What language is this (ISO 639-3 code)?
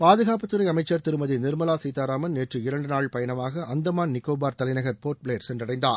tam